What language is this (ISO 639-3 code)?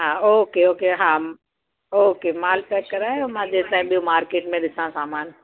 snd